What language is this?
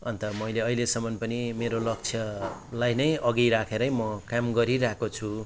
Nepali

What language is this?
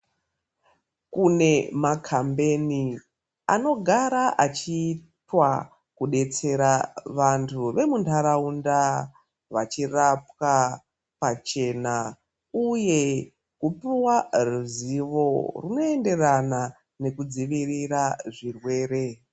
Ndau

